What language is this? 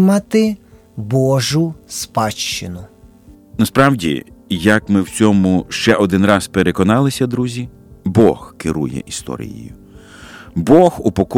Ukrainian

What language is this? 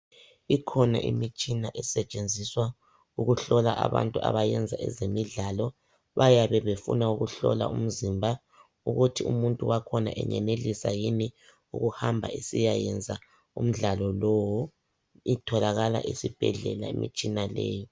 North Ndebele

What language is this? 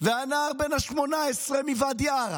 Hebrew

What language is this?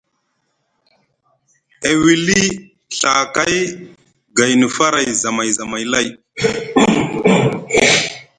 Musgu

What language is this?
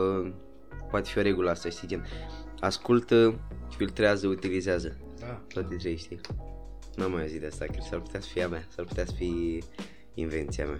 Romanian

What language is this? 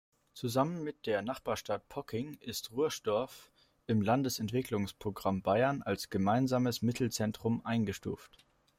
German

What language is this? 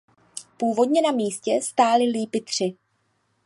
Czech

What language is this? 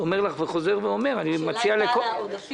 Hebrew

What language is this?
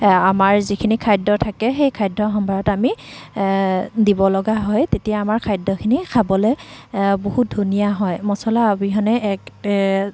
Assamese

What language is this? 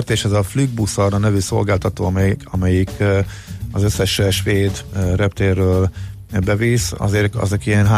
Hungarian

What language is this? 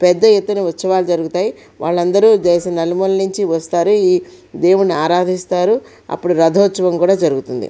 Telugu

